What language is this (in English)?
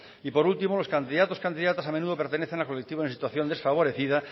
Spanish